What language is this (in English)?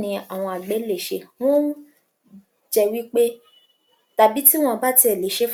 Yoruba